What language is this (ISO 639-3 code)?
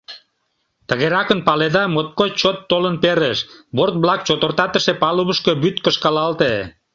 chm